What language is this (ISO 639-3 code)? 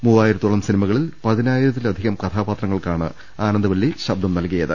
mal